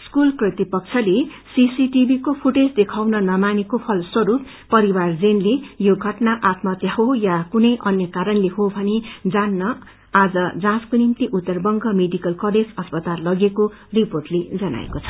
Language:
Nepali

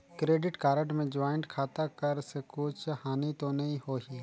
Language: Chhattisgarhi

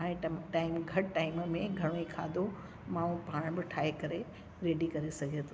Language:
Sindhi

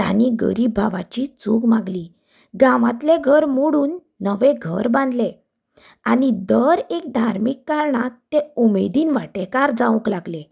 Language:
Konkani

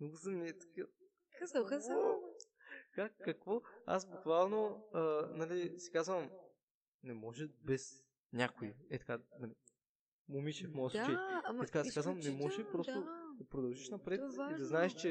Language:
Bulgarian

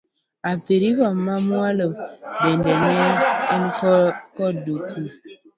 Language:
Luo (Kenya and Tanzania)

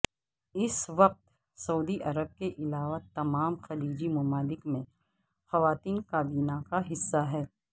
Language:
Urdu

